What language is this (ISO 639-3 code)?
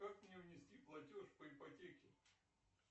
rus